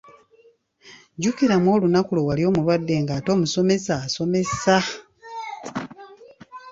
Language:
Ganda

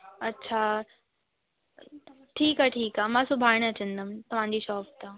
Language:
Sindhi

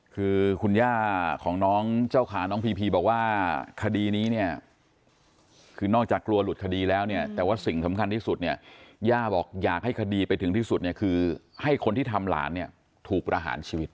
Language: Thai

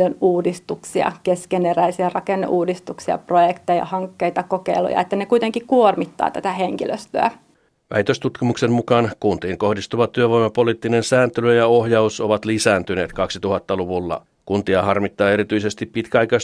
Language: Finnish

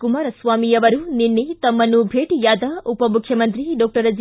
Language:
Kannada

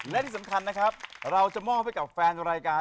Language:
Thai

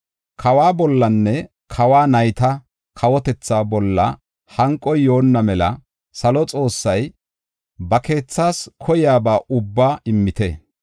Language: Gofa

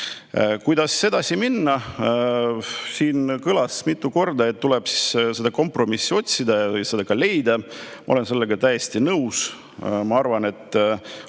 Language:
Estonian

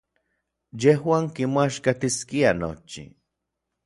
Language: Orizaba Nahuatl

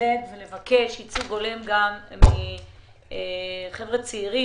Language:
Hebrew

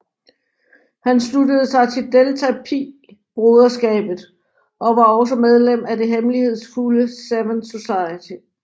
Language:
Danish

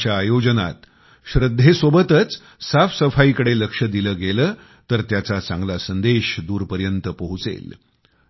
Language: Marathi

